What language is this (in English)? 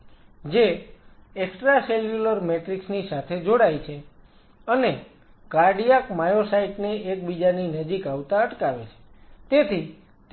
Gujarati